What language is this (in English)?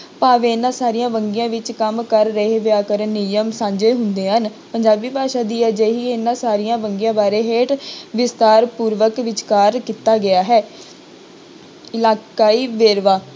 Punjabi